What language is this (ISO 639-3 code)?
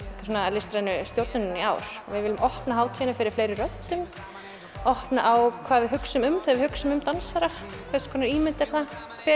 isl